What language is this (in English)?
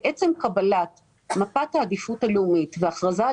Hebrew